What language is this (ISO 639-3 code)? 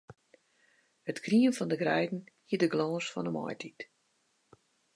fry